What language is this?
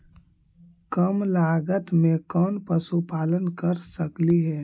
Magahi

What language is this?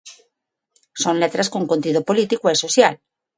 Galician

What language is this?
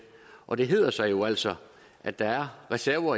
Danish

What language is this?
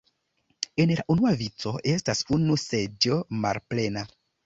Esperanto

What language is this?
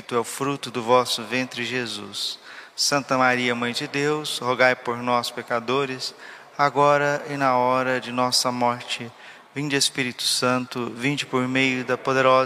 Portuguese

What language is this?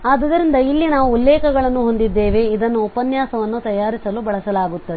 Kannada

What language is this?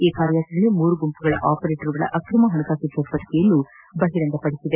Kannada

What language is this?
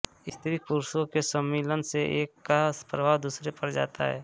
Hindi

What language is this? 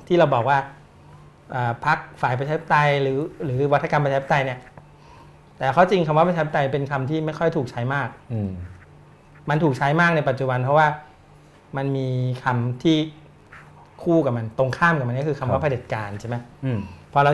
Thai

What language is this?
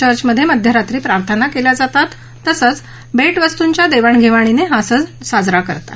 Marathi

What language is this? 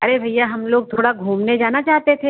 Hindi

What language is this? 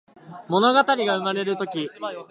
Japanese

